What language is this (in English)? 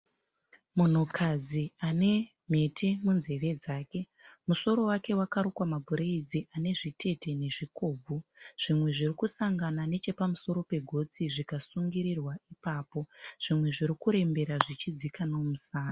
Shona